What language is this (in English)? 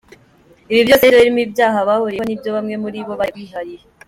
Kinyarwanda